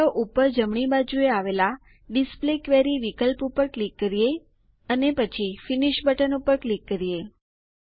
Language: Gujarati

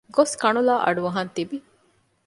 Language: Divehi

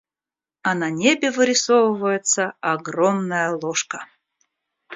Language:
Russian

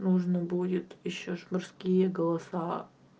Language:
Russian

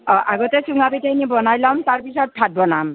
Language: Assamese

